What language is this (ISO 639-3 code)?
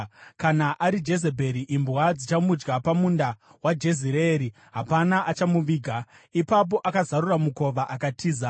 sna